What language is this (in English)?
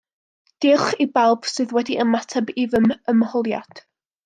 Welsh